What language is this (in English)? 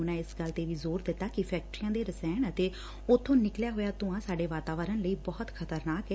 Punjabi